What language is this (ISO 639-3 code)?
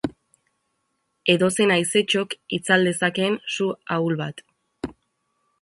eus